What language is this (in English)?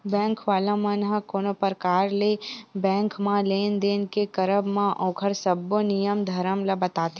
Chhattisgarhi